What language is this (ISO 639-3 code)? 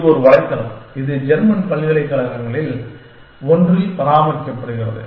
tam